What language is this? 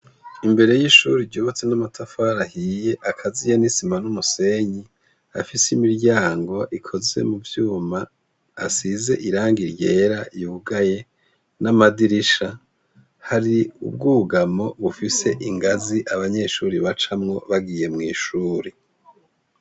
Rundi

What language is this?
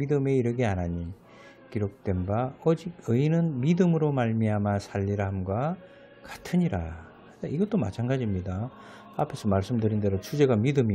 Korean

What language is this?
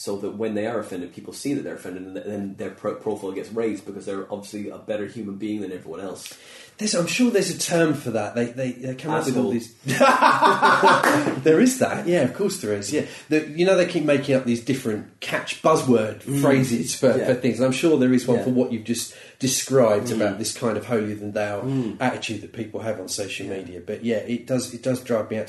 English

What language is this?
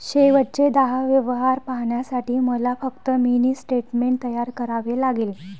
Marathi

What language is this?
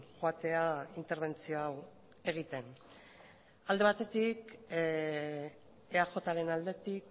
Basque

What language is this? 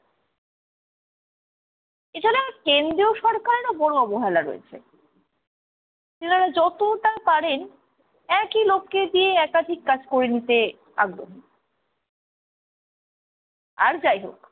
Bangla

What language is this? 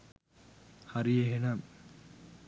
Sinhala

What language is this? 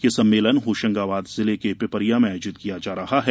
Hindi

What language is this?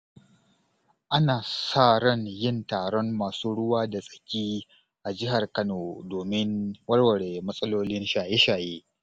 Hausa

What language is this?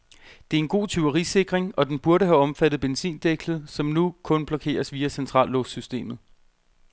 Danish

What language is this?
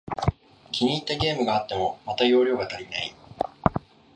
Japanese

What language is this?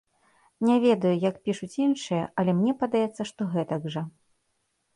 Belarusian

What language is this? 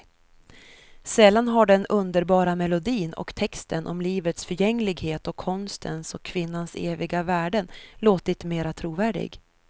Swedish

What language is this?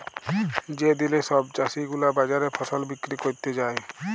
Bangla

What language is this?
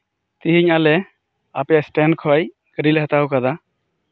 Santali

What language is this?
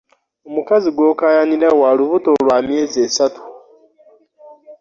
Ganda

